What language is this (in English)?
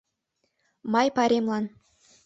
Mari